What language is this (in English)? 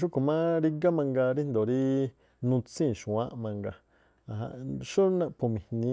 Tlacoapa Me'phaa